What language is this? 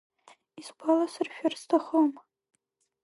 Abkhazian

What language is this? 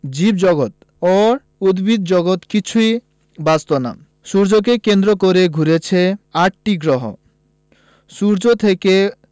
Bangla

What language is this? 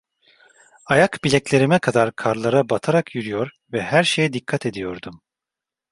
Turkish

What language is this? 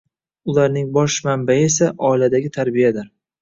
Uzbek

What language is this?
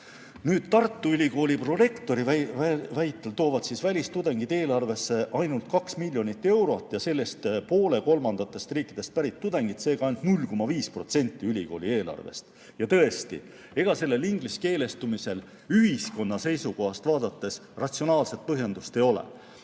Estonian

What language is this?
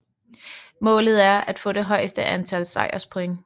Danish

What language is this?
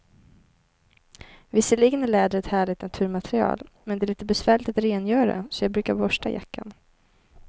Swedish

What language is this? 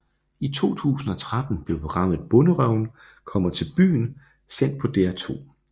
Danish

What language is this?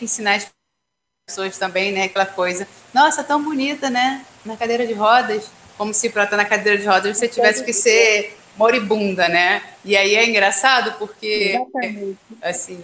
Portuguese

